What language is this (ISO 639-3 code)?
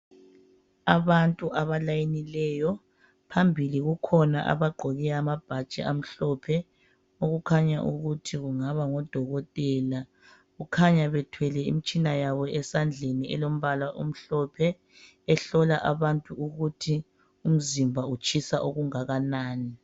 nde